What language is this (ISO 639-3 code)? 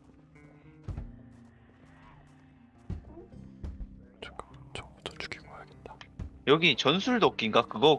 kor